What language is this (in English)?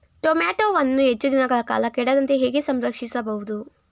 Kannada